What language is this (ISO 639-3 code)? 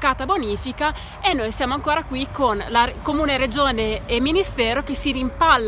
ita